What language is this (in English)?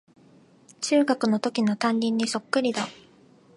Japanese